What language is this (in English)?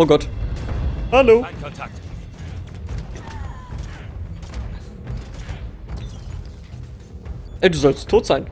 German